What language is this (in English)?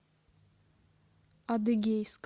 Russian